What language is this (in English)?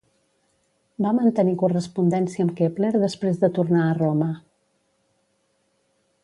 Catalan